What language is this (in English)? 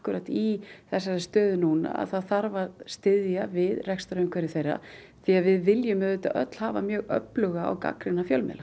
Icelandic